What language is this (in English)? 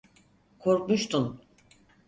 Turkish